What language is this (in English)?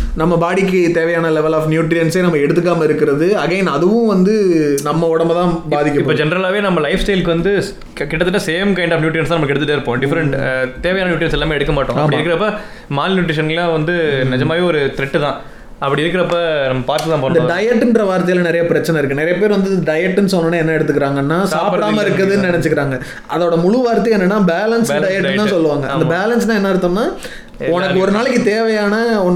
Tamil